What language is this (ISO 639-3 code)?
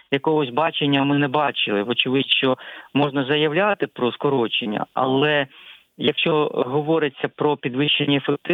ukr